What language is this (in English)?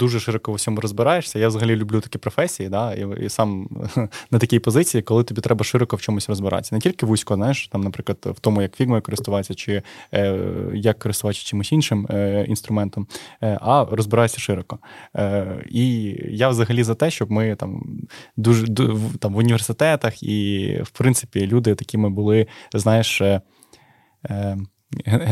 Ukrainian